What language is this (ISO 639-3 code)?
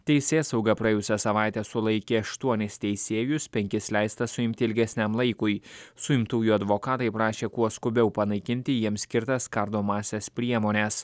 lit